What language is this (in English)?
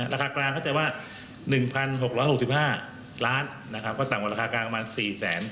Thai